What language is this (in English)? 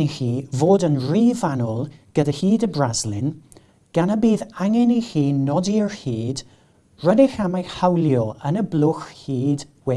Welsh